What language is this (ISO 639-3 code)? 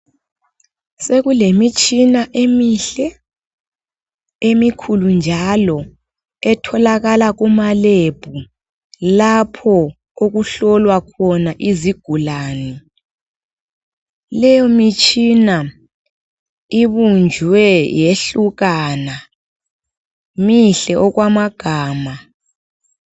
nde